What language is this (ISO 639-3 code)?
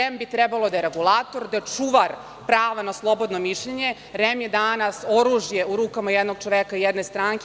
srp